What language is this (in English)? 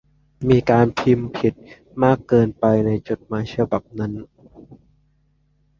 Thai